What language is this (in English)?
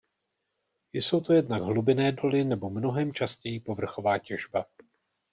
Czech